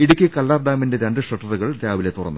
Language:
Malayalam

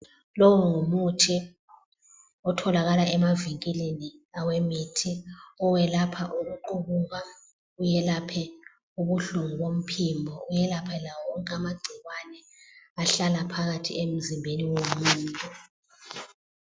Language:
North Ndebele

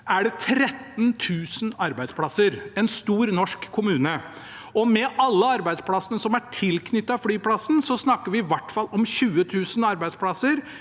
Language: Norwegian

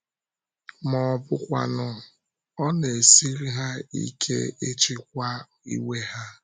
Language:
Igbo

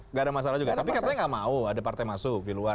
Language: Indonesian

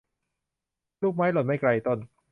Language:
Thai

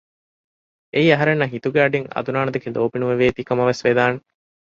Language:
Divehi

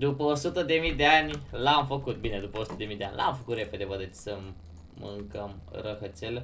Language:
Romanian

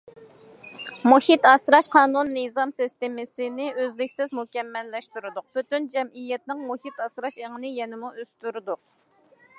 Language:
Uyghur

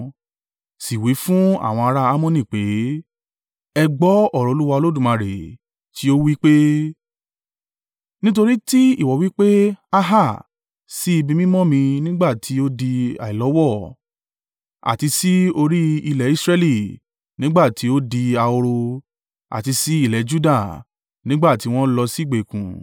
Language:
Yoruba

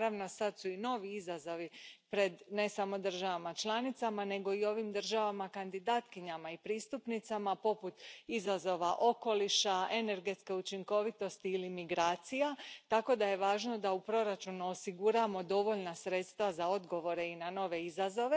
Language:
Croatian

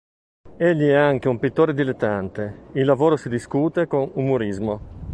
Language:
Italian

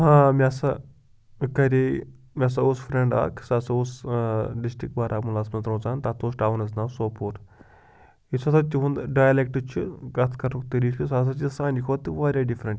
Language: Kashmiri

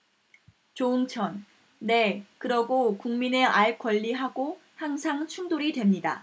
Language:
Korean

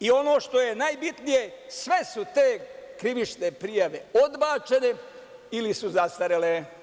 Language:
Serbian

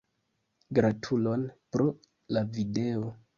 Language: Esperanto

